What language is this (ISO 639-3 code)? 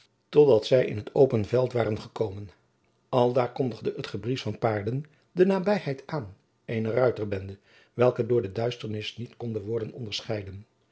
nld